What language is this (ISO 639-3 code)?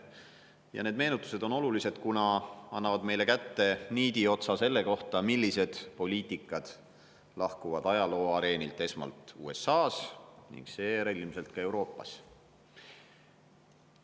est